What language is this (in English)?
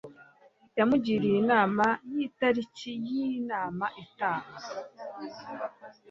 Kinyarwanda